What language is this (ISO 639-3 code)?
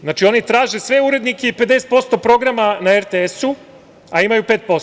srp